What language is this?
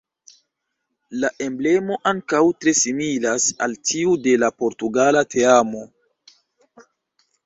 Esperanto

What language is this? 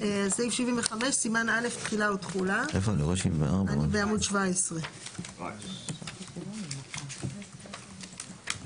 Hebrew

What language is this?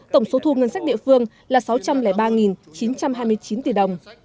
Vietnamese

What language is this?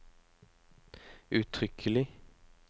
Norwegian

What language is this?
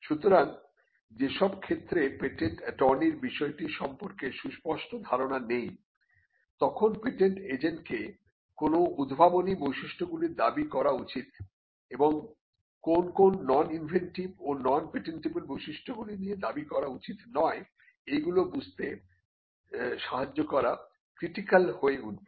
Bangla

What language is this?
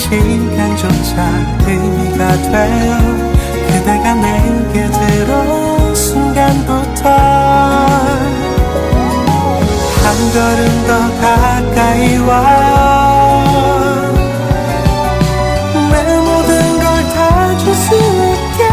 Thai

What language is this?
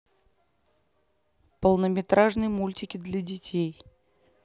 Russian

